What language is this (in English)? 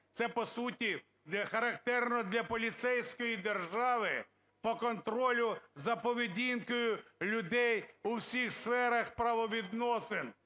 Ukrainian